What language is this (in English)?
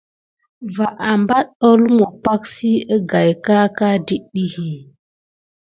Gidar